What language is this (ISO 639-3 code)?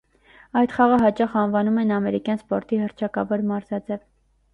hye